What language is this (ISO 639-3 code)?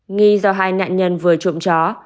vie